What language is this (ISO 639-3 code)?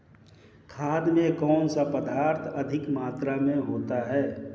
hin